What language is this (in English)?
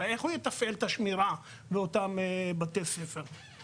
Hebrew